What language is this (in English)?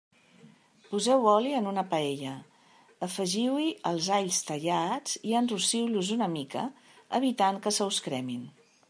Catalan